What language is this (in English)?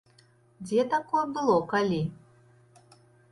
Belarusian